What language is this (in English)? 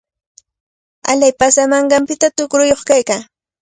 Cajatambo North Lima Quechua